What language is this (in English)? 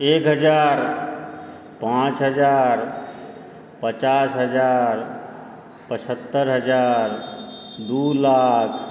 Maithili